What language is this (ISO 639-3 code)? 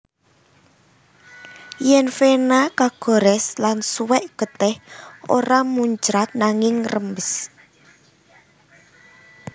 jav